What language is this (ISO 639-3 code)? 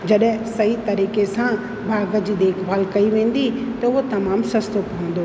snd